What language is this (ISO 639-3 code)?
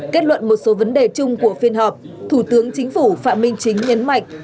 vie